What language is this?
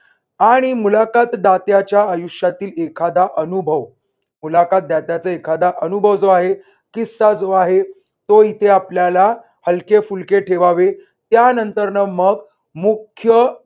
Marathi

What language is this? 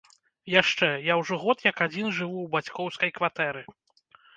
Belarusian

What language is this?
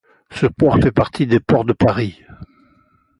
French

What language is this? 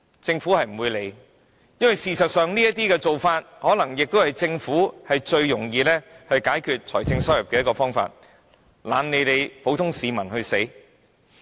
Cantonese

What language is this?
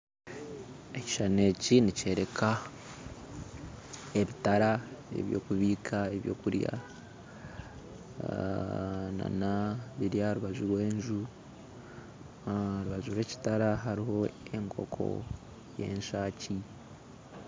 Nyankole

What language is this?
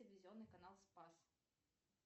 Russian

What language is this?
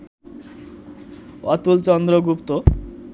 Bangla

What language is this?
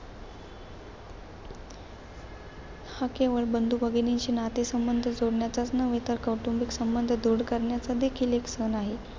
Marathi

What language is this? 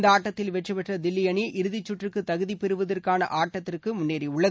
Tamil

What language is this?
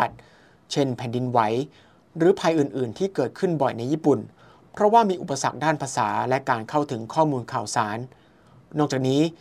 Thai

